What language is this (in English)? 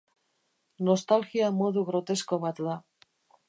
Basque